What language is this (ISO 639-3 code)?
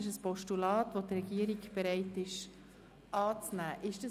gsw